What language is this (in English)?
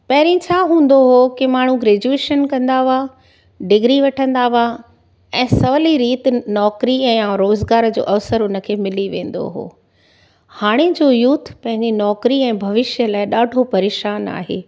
Sindhi